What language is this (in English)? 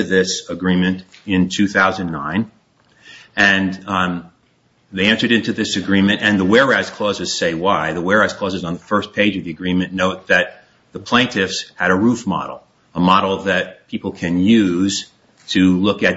English